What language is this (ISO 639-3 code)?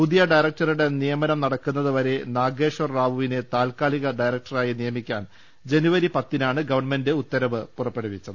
mal